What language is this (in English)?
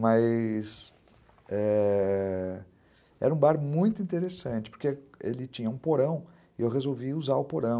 Portuguese